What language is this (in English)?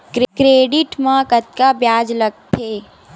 Chhattisgarhi